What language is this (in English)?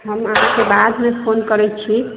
Maithili